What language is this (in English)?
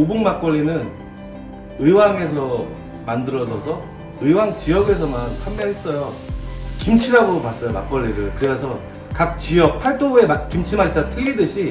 Korean